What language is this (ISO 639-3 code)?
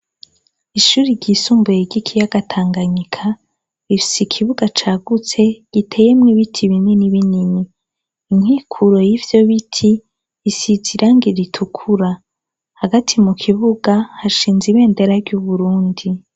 run